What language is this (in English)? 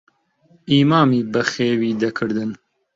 Central Kurdish